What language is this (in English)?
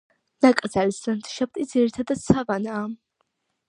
Georgian